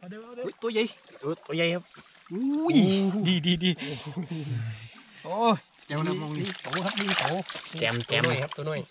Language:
Thai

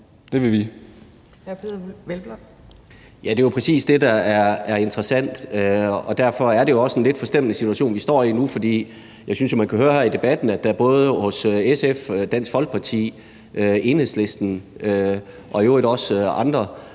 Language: Danish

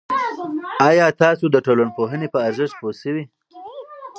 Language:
Pashto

